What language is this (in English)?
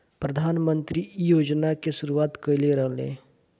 Bhojpuri